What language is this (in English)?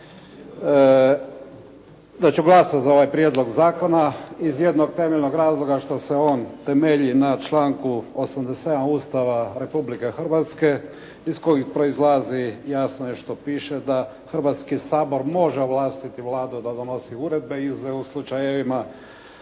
Croatian